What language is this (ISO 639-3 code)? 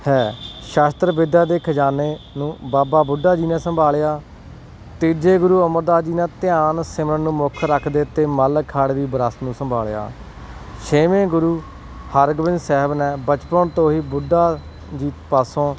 pan